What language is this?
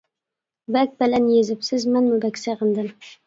Uyghur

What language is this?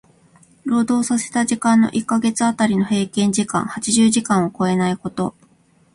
Japanese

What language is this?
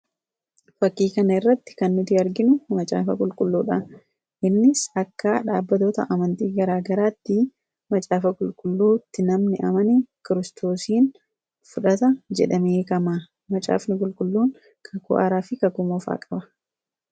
Oromo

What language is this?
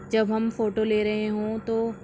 Urdu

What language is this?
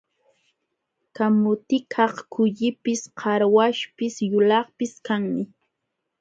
Jauja Wanca Quechua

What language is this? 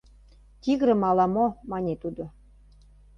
Mari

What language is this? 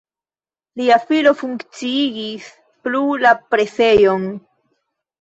Esperanto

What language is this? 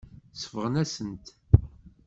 Kabyle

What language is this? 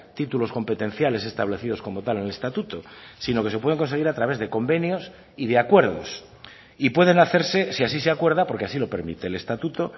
Spanish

